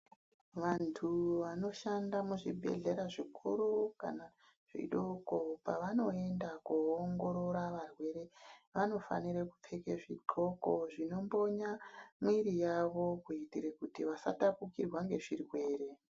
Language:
Ndau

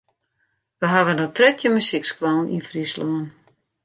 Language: Western Frisian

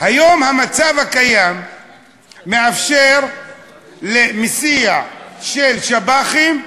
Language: Hebrew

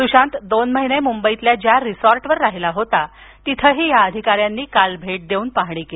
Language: Marathi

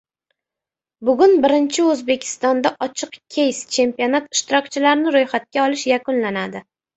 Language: Uzbek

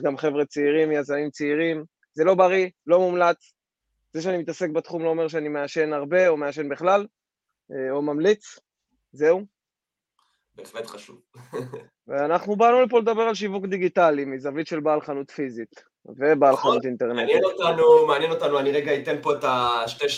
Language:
Hebrew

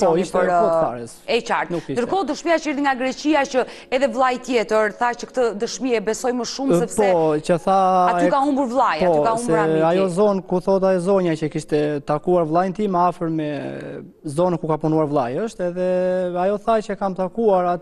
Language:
Romanian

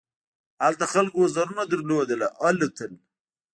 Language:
Pashto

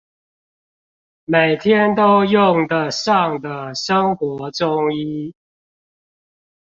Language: Chinese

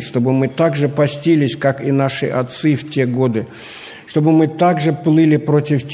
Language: Russian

